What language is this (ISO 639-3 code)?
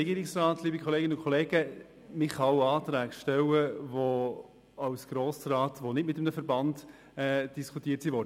gsw